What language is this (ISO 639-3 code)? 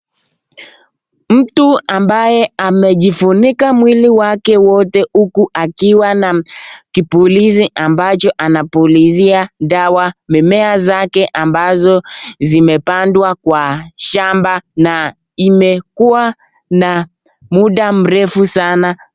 swa